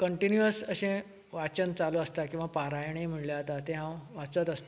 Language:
Konkani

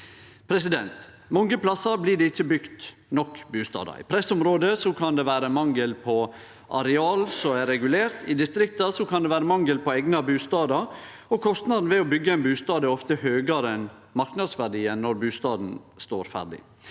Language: Norwegian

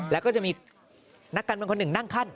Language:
Thai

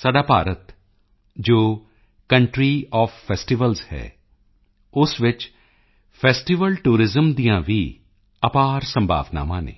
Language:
Punjabi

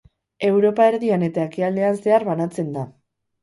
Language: Basque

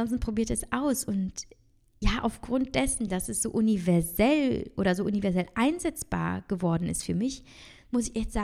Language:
German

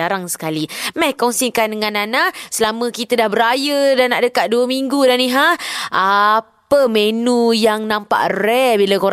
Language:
Malay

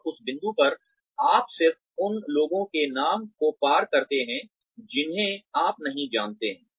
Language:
Hindi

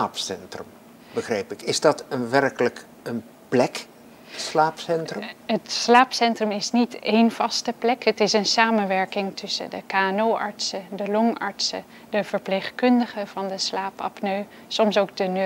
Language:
Dutch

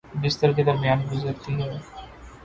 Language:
Urdu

